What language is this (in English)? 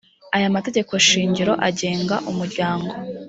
Kinyarwanda